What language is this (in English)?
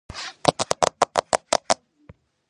Georgian